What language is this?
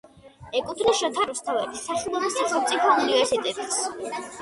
Georgian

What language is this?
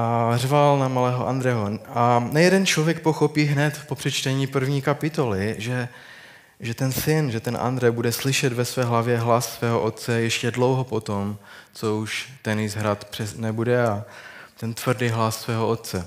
Czech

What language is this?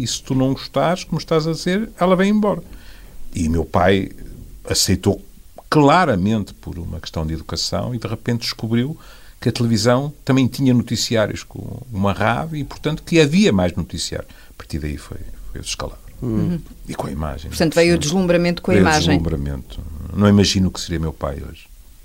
Portuguese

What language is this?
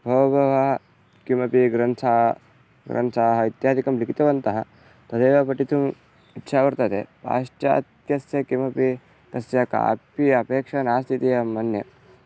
Sanskrit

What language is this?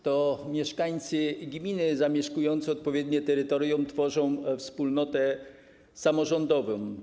Polish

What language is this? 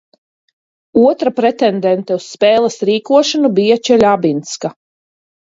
Latvian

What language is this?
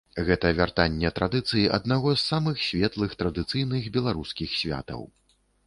Belarusian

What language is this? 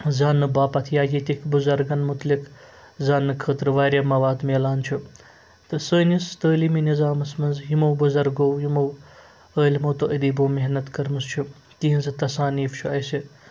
Kashmiri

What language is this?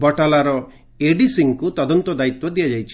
Odia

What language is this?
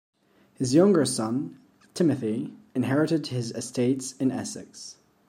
English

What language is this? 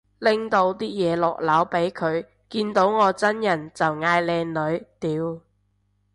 Cantonese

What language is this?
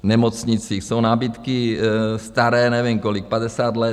Czech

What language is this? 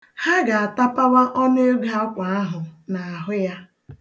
Igbo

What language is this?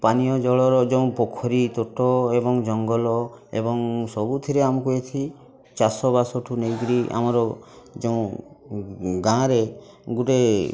Odia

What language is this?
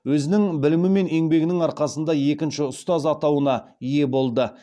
Kazakh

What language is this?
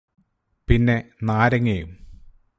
Malayalam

